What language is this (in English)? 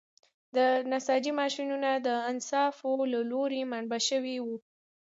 Pashto